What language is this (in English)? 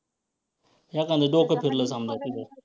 Marathi